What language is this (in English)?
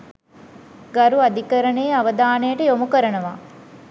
Sinhala